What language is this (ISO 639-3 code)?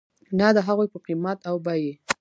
pus